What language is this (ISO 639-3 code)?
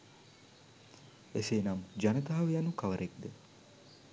sin